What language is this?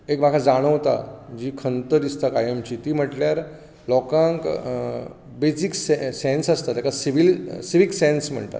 Konkani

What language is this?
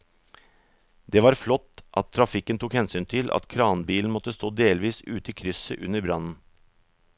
Norwegian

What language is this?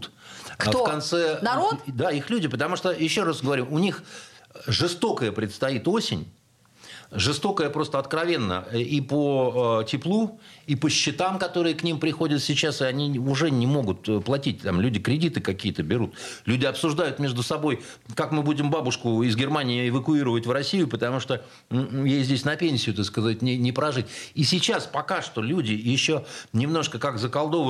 Russian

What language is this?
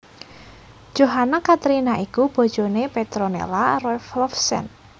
Javanese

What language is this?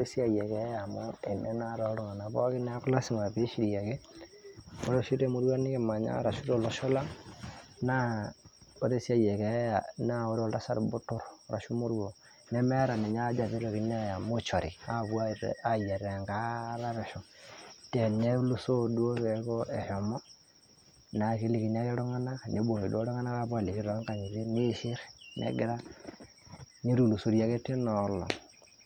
Masai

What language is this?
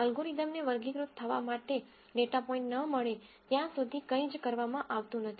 Gujarati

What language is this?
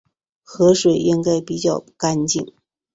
Chinese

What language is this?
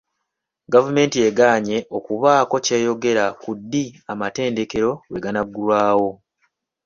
Ganda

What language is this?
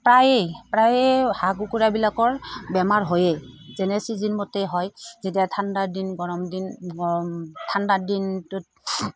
Assamese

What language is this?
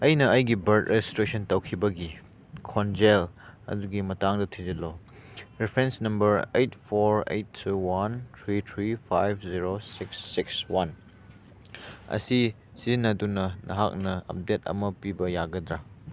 Manipuri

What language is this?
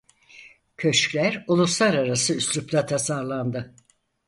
Turkish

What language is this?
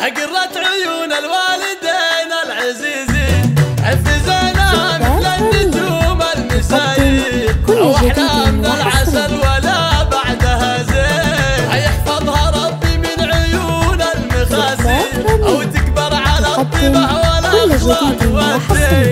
Arabic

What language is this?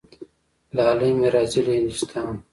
Pashto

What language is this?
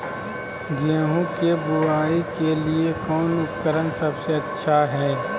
Magahi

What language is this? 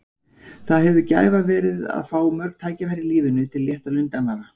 Icelandic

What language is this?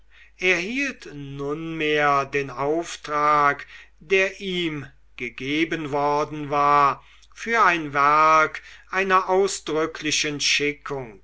German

